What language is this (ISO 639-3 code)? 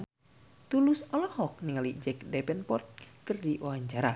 sun